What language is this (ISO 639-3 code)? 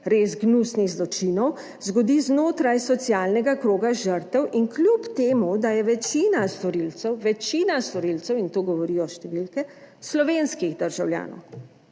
slv